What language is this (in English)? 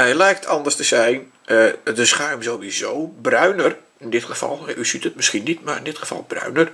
Dutch